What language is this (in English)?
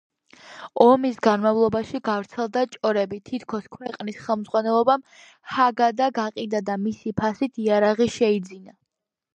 Georgian